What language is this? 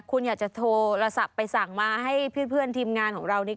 Thai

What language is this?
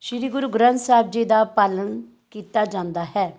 Punjabi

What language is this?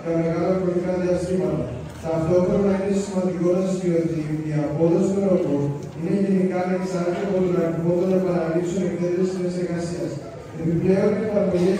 Greek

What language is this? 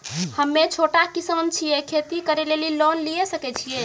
Maithili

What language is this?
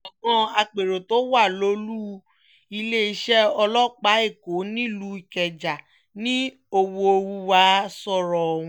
Yoruba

